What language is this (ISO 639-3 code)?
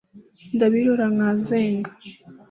kin